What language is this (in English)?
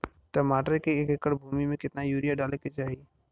Bhojpuri